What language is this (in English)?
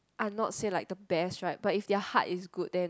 English